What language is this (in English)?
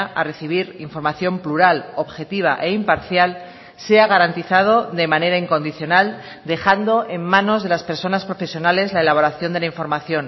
Spanish